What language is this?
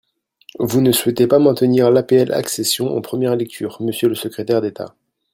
French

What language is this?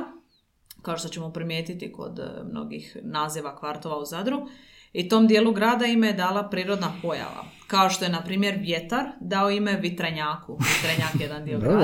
Croatian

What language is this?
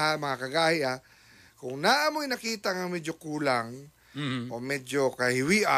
Filipino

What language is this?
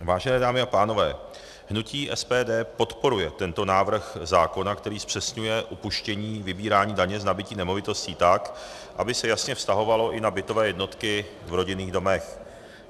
Czech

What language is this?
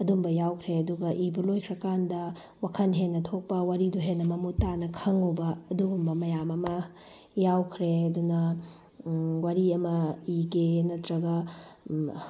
Manipuri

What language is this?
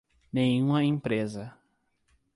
Portuguese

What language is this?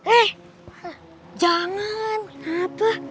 Indonesian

